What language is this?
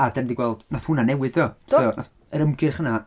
Welsh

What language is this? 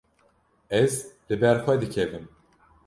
Kurdish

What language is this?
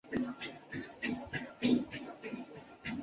Chinese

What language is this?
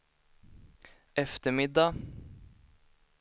Swedish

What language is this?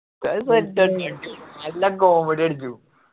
Malayalam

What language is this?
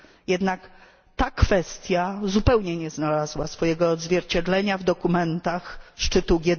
Polish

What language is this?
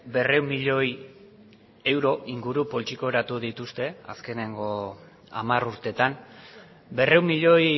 Basque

